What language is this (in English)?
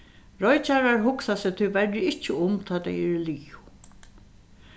Faroese